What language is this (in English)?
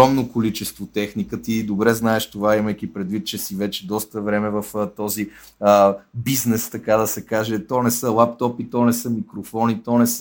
Bulgarian